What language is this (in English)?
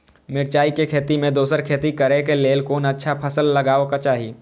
Maithili